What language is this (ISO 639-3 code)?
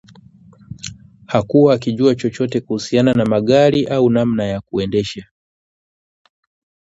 swa